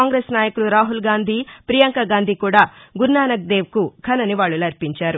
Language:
Telugu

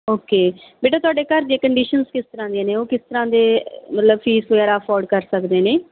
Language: Punjabi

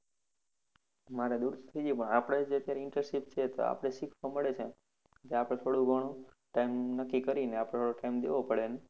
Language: Gujarati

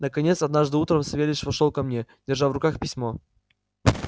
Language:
Russian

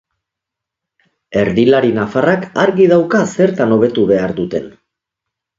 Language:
Basque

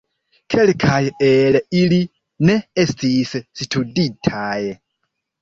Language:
Esperanto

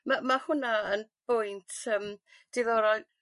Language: Welsh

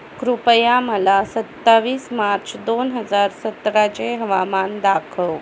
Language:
Marathi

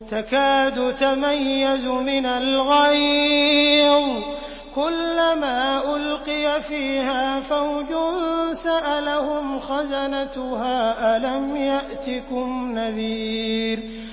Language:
Arabic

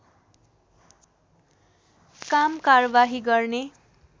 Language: Nepali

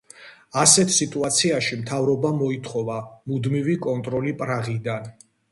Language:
Georgian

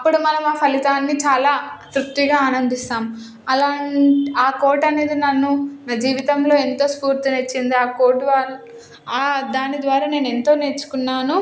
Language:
Telugu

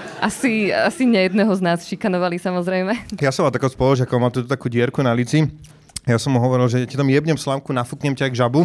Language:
Slovak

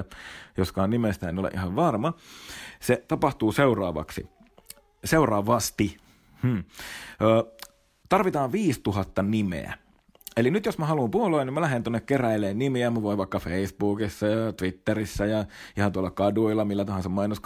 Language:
Finnish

